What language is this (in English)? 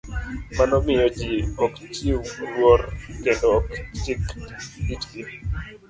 Luo (Kenya and Tanzania)